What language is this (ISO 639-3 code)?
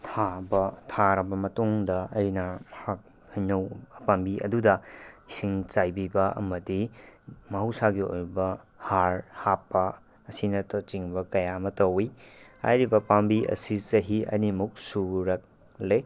mni